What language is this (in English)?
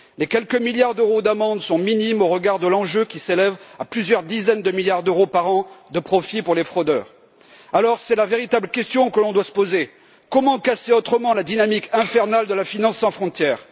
French